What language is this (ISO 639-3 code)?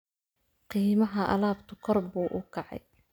som